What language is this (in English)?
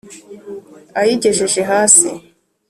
Kinyarwanda